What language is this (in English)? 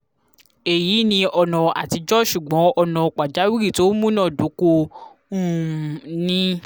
Yoruba